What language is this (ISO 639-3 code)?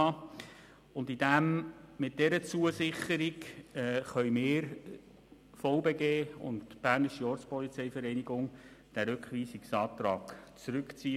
gsw